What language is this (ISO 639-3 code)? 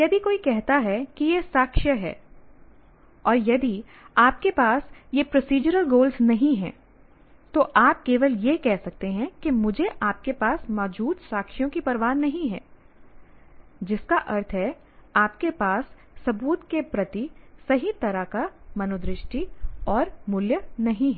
hin